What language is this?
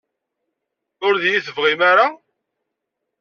Kabyle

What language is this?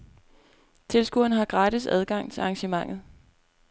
Danish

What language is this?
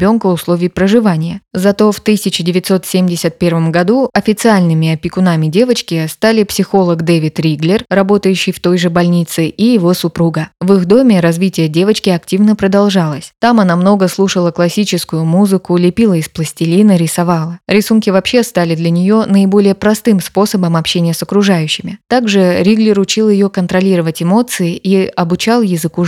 Russian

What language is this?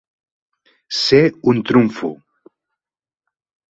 Catalan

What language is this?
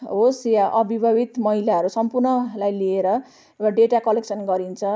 Nepali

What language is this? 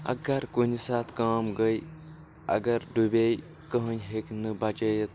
Kashmiri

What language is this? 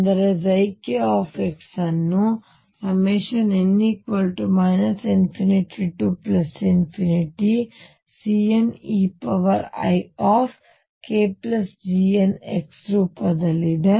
Kannada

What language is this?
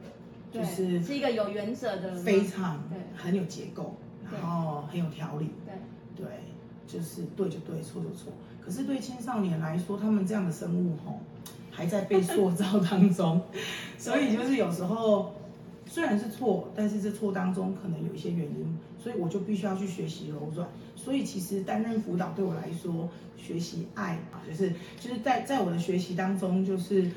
Chinese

